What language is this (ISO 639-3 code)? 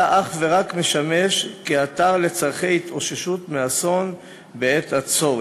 heb